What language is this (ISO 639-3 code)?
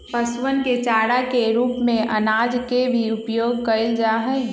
mag